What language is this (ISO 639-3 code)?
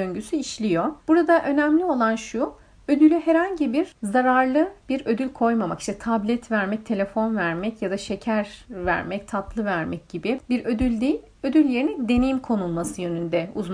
tur